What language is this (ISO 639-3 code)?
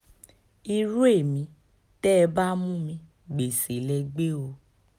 yor